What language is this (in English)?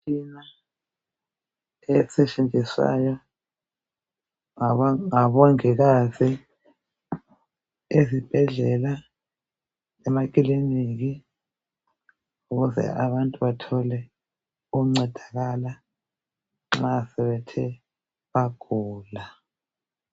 North Ndebele